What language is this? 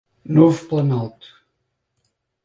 Portuguese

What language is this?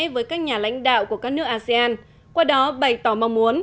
Vietnamese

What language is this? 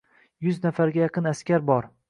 Uzbek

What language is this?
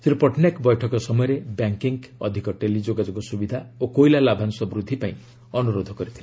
Odia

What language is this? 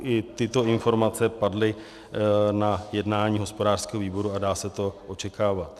Czech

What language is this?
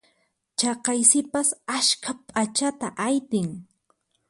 Puno Quechua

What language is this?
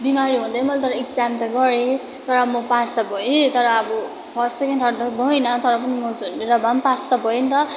Nepali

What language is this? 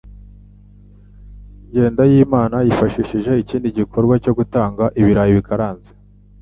Kinyarwanda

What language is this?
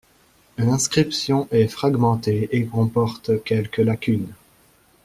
French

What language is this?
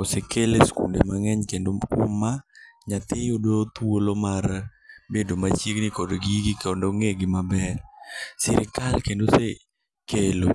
Luo (Kenya and Tanzania)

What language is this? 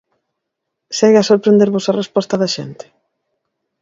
Galician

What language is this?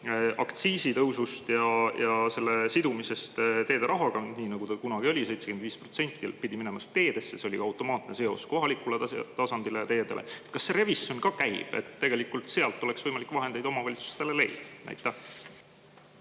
Estonian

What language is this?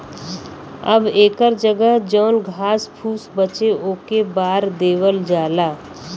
Bhojpuri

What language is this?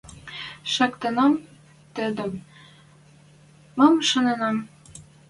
Western Mari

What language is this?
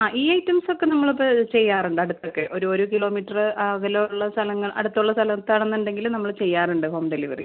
Malayalam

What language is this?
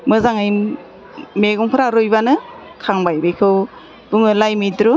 Bodo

